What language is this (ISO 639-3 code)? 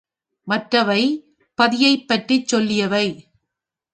tam